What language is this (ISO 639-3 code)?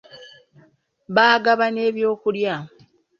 lug